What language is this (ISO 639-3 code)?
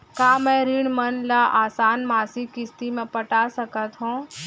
hne